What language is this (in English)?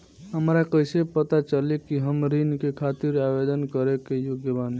Bhojpuri